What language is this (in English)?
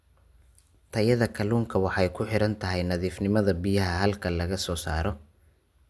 Somali